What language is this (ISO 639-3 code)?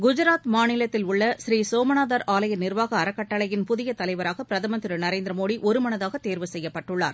tam